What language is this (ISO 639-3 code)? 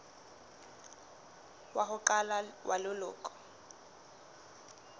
sot